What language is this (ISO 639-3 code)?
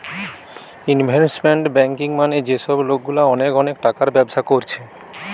ben